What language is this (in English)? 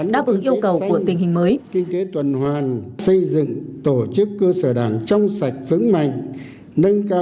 Vietnamese